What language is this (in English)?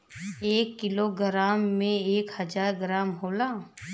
Bhojpuri